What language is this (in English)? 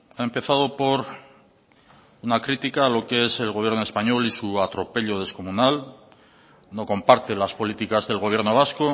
Spanish